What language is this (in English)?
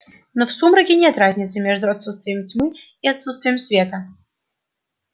Russian